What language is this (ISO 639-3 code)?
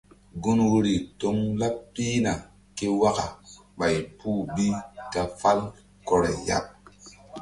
mdd